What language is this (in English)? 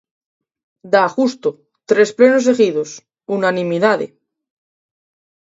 Galician